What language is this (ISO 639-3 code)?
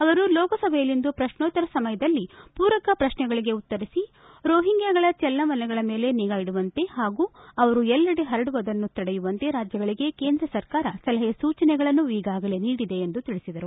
kan